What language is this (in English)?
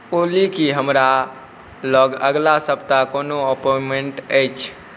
Maithili